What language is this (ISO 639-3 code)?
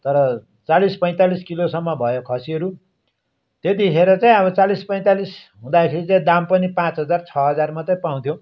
nep